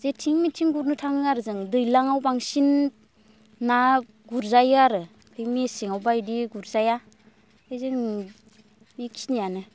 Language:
Bodo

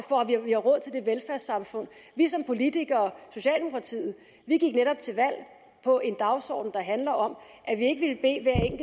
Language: Danish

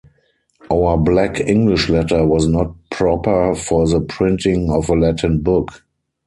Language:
English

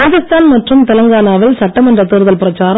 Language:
Tamil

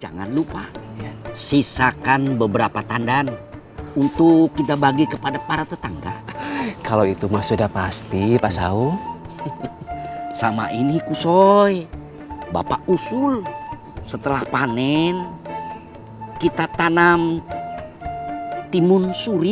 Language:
Indonesian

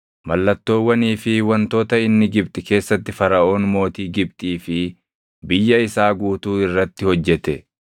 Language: Oromo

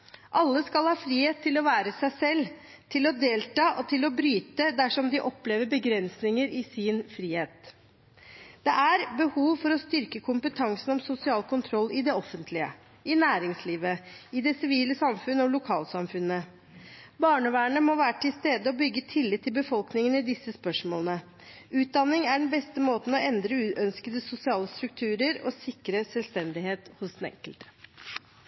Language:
Norwegian Bokmål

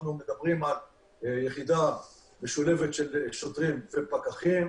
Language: Hebrew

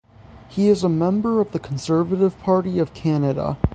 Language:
English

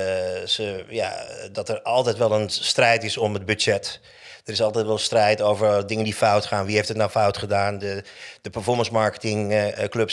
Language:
Dutch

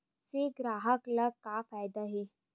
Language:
Chhattisgarhi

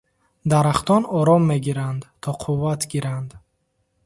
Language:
Tajik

